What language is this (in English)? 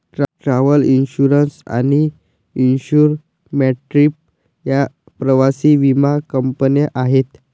Marathi